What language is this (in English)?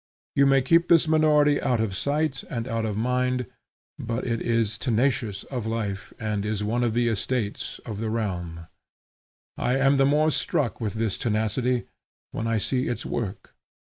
English